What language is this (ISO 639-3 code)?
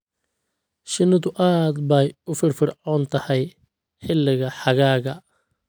som